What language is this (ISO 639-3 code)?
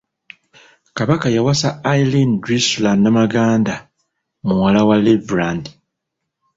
lug